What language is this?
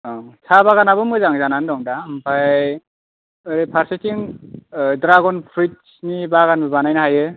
Bodo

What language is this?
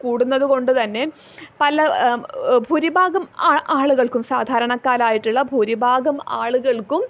Malayalam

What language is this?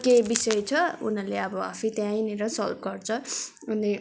Nepali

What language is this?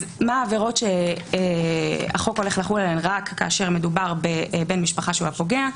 Hebrew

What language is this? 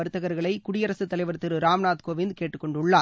Tamil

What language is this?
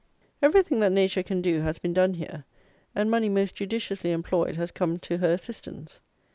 English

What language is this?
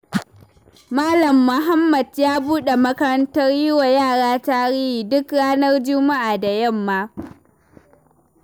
Hausa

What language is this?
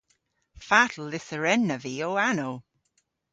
Cornish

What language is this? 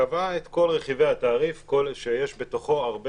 Hebrew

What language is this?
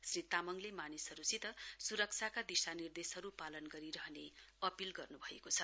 Nepali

